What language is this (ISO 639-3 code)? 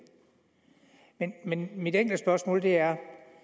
dan